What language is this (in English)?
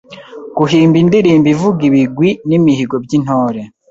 Kinyarwanda